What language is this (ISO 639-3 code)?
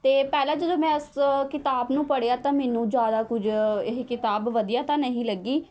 pan